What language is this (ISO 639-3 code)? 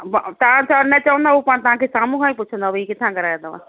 snd